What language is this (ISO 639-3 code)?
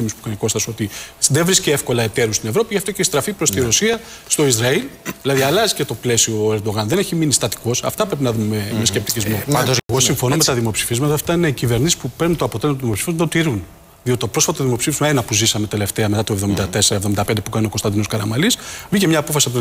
ell